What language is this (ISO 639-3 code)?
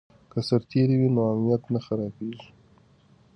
pus